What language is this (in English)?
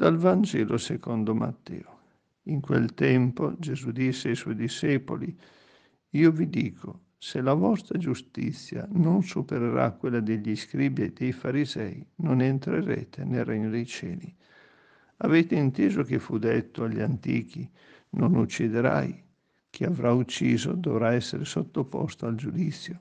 Italian